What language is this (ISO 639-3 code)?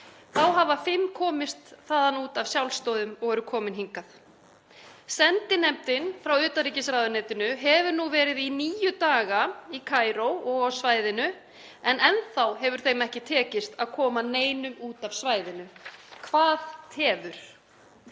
isl